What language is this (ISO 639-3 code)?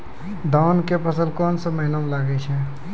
mai